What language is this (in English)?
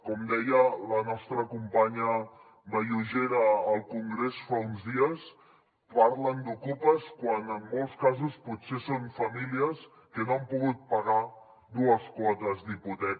Catalan